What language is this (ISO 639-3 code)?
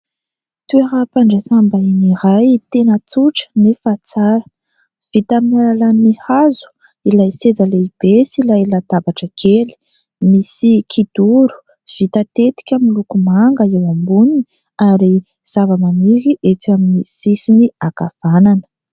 mlg